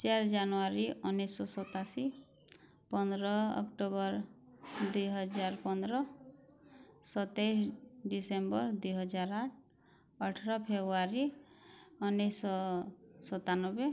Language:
Odia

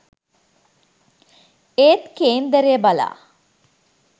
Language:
Sinhala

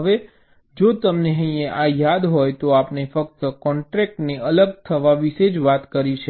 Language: Gujarati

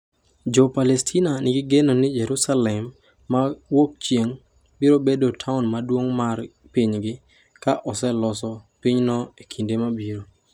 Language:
Luo (Kenya and Tanzania)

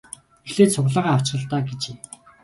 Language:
Mongolian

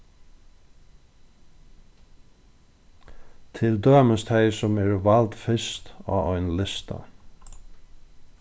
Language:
Faroese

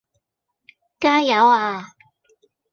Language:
Cantonese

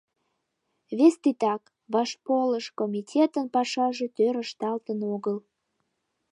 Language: Mari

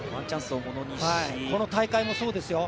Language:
Japanese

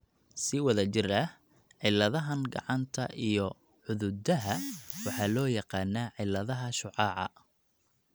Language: Somali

